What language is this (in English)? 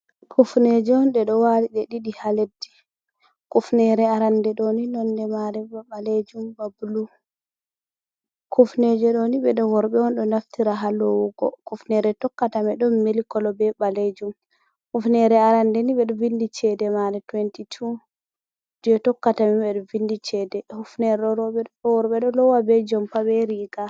Fula